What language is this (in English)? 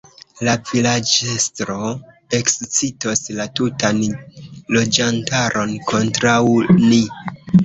Esperanto